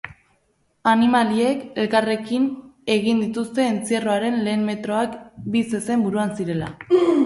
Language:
Basque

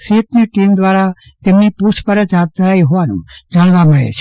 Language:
Gujarati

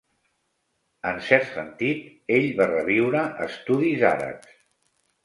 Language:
Catalan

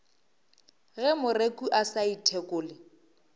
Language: Northern Sotho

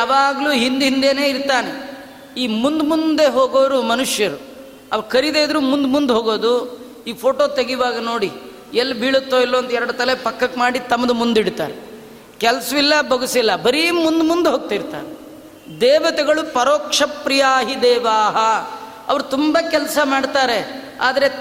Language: Kannada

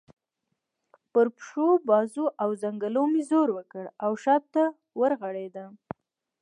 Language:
Pashto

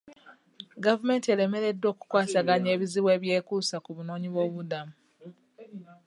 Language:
Ganda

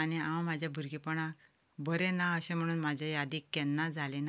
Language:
Konkani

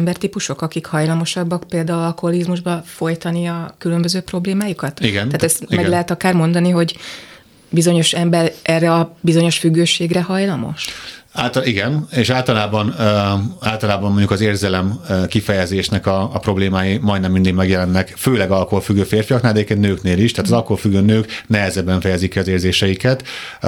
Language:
Hungarian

